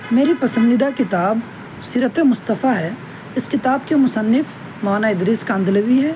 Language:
Urdu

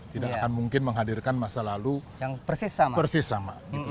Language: Indonesian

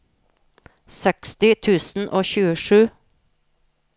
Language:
Norwegian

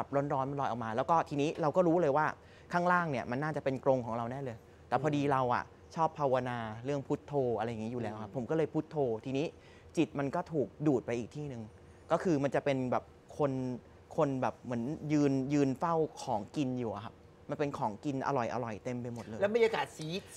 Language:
Thai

